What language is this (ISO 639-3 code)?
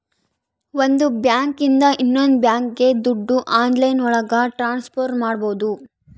kan